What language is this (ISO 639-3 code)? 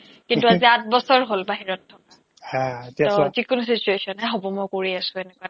asm